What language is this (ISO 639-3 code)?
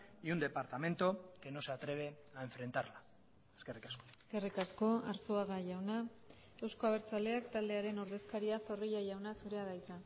eus